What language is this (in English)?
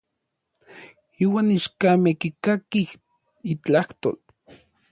Orizaba Nahuatl